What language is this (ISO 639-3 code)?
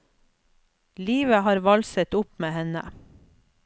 nor